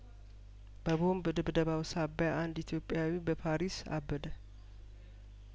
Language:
Amharic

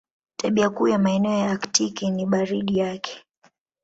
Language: Swahili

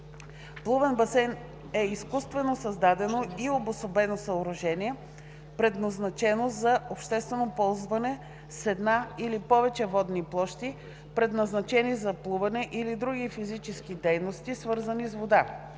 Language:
Bulgarian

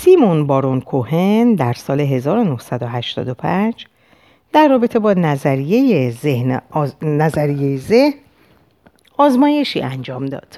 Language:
Persian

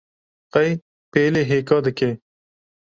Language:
Kurdish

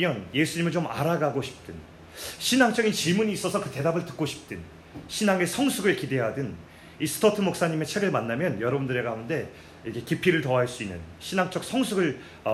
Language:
Korean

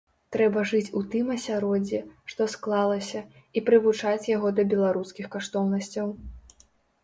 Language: Belarusian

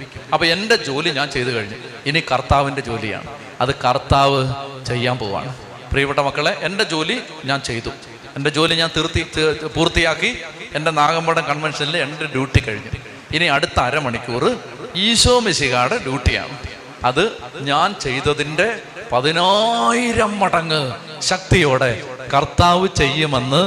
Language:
Malayalam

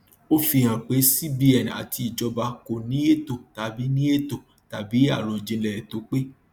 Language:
Yoruba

